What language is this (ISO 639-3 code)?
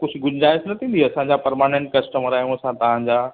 snd